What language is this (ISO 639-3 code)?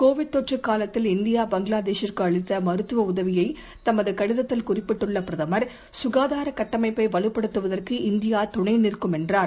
tam